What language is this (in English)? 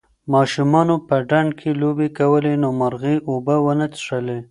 Pashto